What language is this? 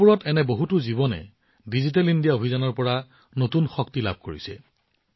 Assamese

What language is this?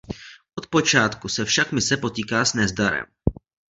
Czech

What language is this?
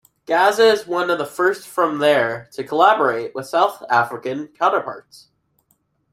English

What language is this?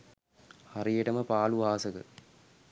Sinhala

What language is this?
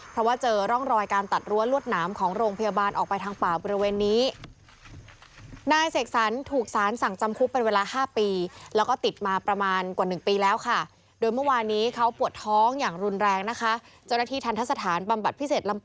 Thai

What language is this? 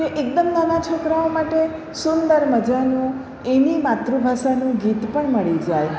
Gujarati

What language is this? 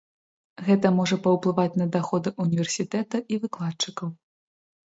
Belarusian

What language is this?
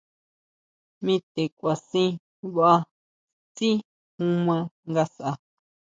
Huautla Mazatec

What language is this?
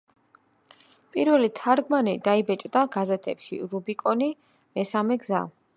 Georgian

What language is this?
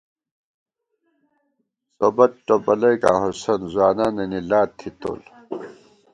Gawar-Bati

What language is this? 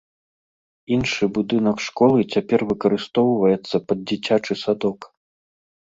Belarusian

